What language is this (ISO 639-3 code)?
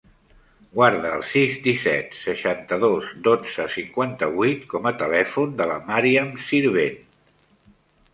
cat